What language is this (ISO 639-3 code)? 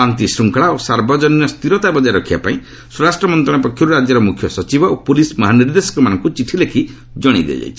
ori